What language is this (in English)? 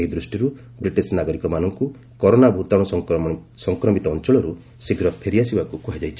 Odia